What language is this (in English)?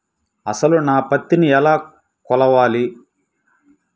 Telugu